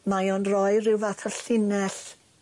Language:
Welsh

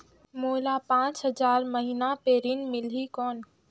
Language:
Chhattisgarhi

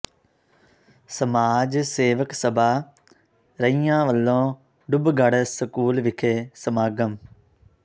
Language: Punjabi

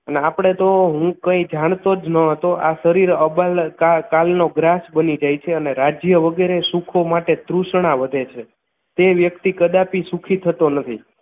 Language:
Gujarati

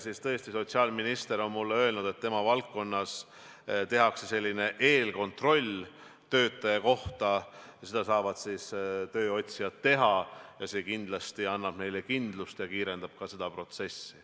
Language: Estonian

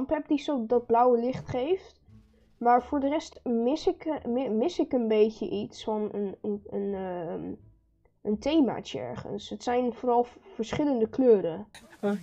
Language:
Dutch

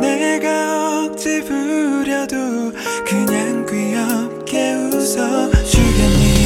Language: Korean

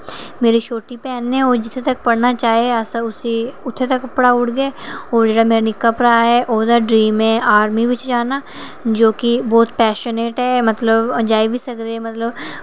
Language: Dogri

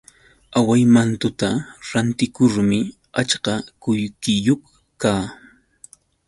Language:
Yauyos Quechua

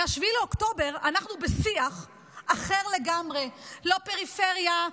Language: Hebrew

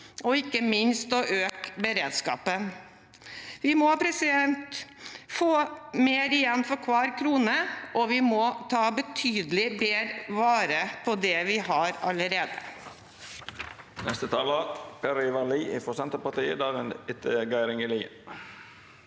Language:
Norwegian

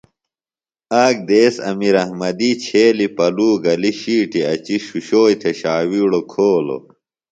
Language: Phalura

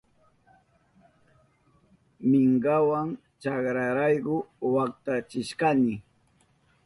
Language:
Southern Pastaza Quechua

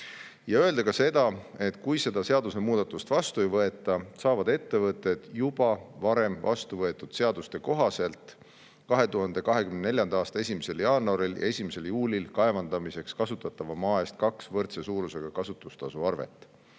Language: Estonian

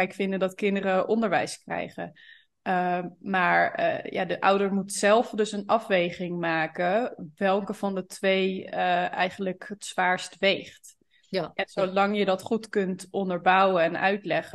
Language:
Dutch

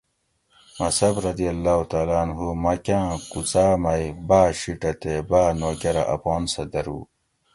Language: Gawri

